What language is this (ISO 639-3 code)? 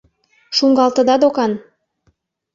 chm